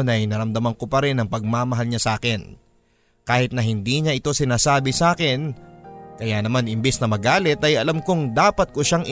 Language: Filipino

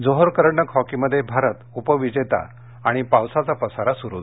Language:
Marathi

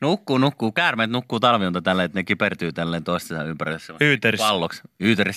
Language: Finnish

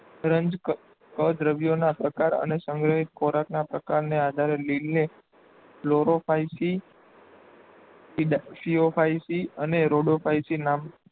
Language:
Gujarati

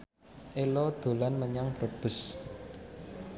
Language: Javanese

